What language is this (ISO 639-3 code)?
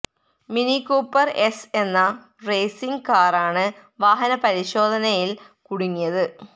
mal